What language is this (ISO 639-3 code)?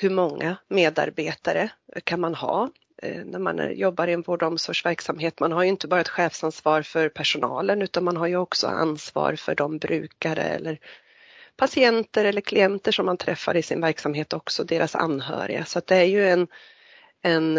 swe